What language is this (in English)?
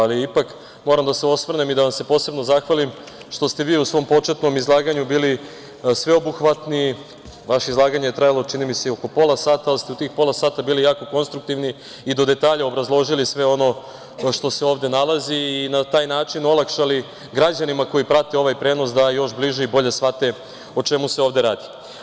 Serbian